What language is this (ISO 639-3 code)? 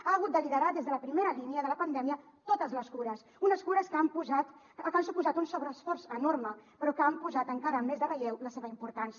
cat